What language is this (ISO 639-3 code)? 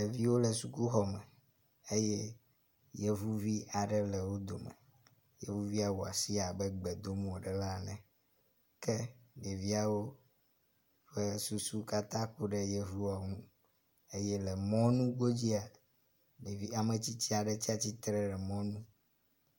ewe